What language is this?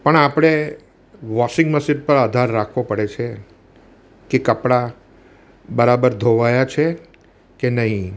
Gujarati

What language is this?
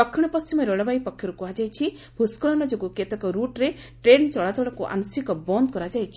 Odia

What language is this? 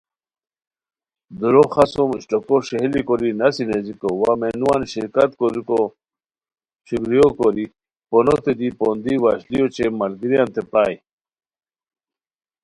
Khowar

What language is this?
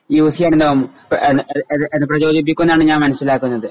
Malayalam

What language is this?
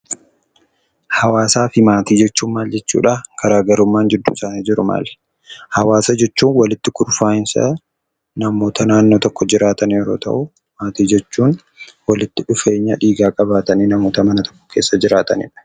Oromo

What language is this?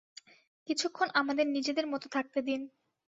Bangla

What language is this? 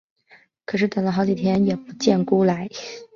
Chinese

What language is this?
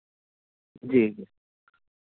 Urdu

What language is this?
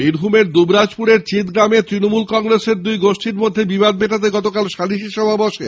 Bangla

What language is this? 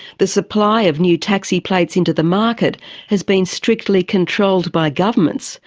English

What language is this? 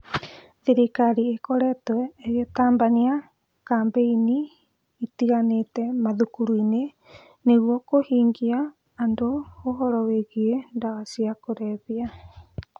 Kikuyu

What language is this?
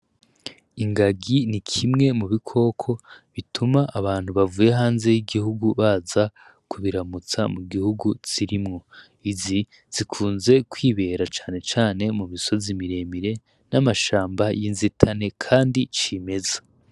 Rundi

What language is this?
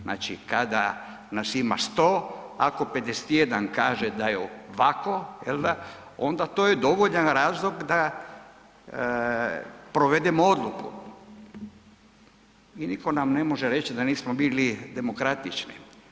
Croatian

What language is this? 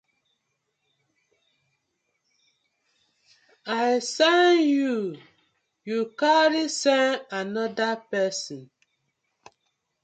Nigerian Pidgin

